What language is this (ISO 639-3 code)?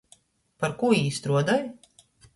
ltg